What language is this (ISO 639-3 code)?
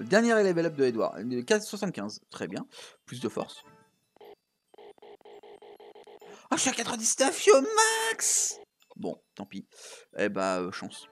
fra